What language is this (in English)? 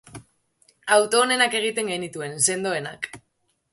Basque